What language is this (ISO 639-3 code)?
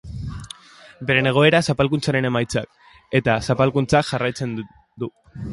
eus